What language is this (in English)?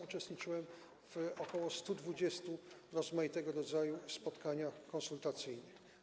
Polish